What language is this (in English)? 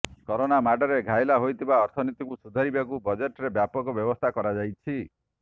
Odia